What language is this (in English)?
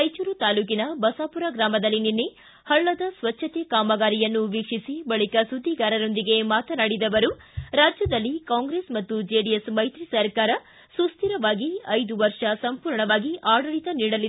Kannada